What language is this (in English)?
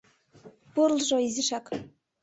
Mari